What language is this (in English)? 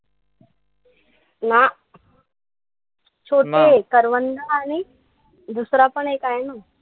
Marathi